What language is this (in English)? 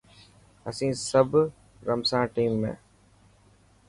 Dhatki